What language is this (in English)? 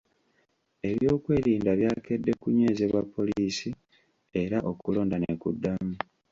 Ganda